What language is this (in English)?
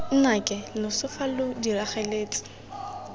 Tswana